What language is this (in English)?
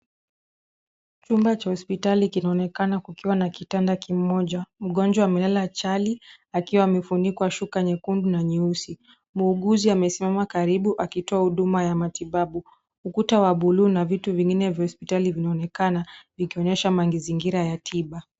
Swahili